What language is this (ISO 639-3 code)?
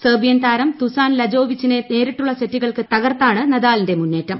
mal